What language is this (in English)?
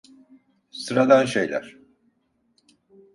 Turkish